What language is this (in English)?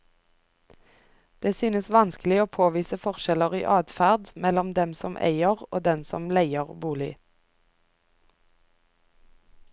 Norwegian